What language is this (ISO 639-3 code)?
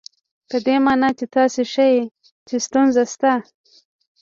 pus